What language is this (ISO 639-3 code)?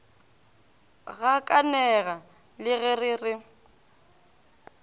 nso